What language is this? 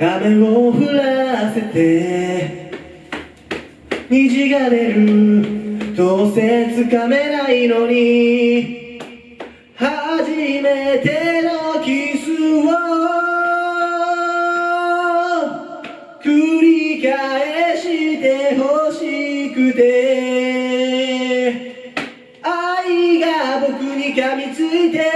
Japanese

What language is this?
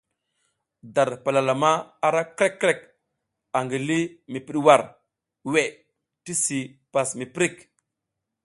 South Giziga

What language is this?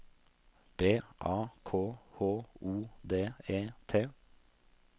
Norwegian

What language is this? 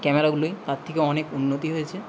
Bangla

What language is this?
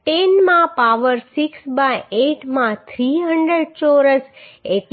Gujarati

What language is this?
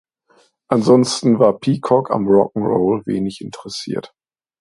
German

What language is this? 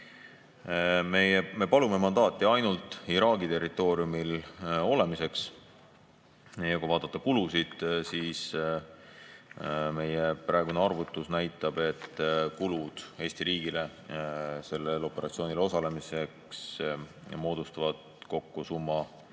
Estonian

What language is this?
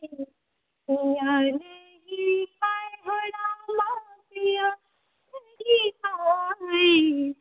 Maithili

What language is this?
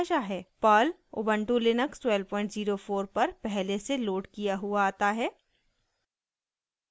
Hindi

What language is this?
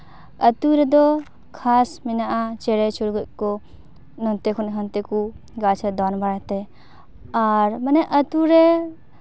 Santali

